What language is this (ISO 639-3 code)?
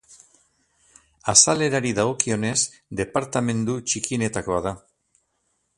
eus